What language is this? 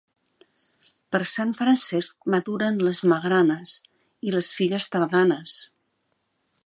Catalan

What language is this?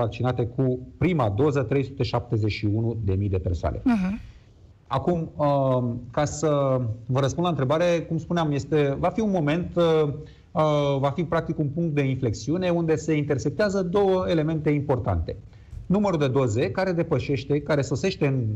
Romanian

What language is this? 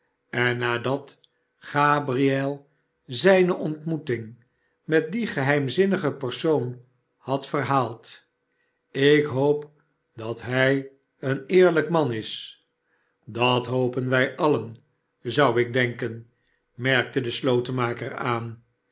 Dutch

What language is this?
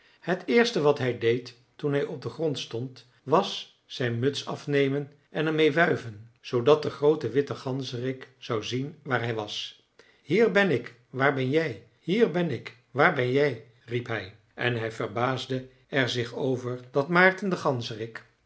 Dutch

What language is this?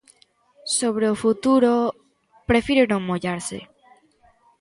Galician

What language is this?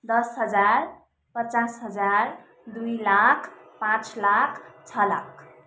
Nepali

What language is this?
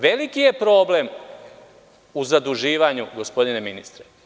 Serbian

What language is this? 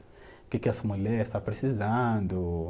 Portuguese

